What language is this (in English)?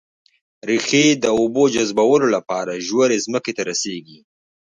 Pashto